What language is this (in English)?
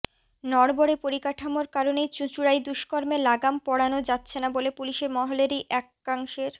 Bangla